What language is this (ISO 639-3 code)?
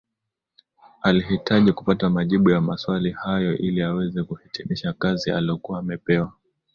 swa